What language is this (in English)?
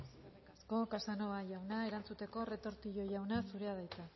Basque